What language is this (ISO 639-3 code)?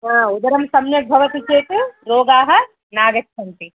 san